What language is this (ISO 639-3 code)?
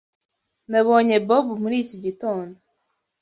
kin